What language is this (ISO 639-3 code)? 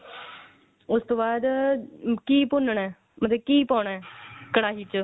pan